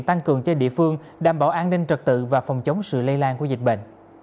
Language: Vietnamese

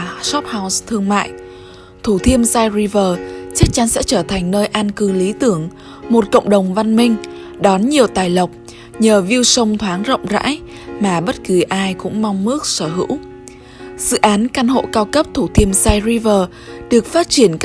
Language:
Vietnamese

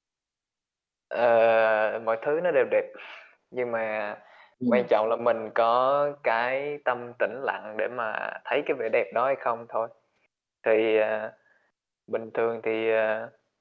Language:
Vietnamese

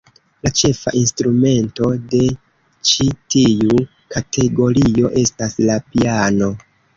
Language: Esperanto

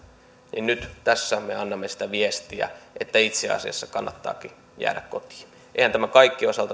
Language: Finnish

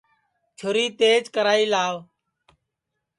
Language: Sansi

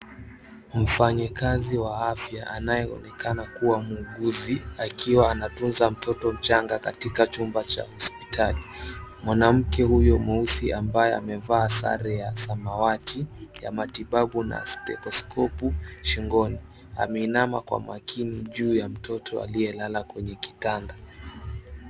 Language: Swahili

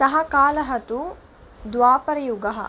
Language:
Sanskrit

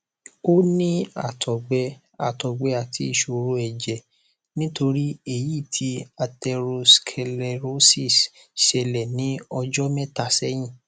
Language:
Yoruba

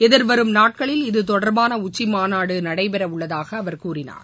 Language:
Tamil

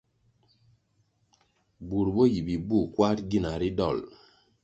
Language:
Kwasio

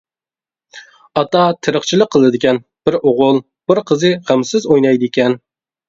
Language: Uyghur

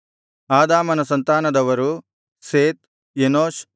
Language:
Kannada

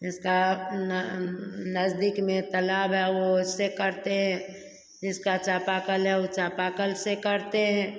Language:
Hindi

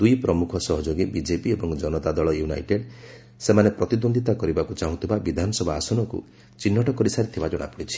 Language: Odia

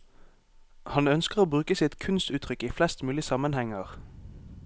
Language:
Norwegian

